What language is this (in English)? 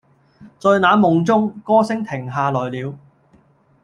Cantonese